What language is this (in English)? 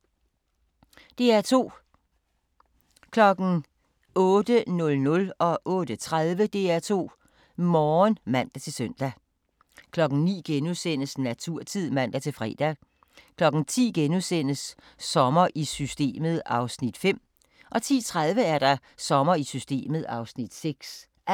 Danish